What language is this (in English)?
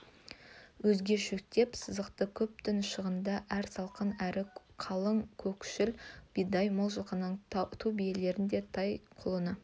Kazakh